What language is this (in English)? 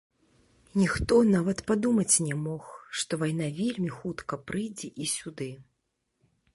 Belarusian